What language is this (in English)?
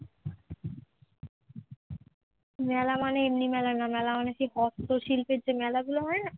Bangla